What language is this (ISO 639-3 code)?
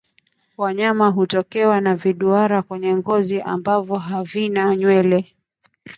swa